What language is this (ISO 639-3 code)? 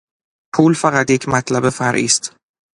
fas